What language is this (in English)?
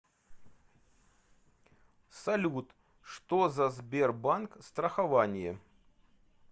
Russian